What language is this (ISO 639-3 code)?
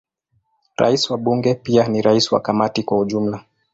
swa